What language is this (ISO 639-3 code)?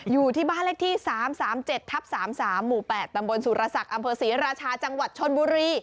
tha